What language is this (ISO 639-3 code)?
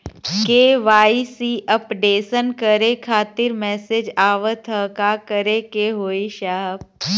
bho